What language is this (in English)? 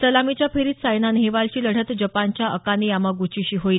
Marathi